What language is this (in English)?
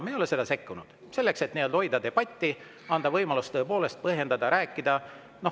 Estonian